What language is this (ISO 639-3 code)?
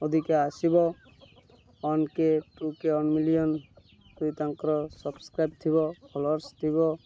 ori